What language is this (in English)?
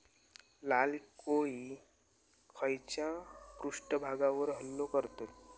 Marathi